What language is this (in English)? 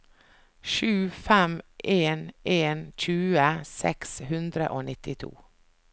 Norwegian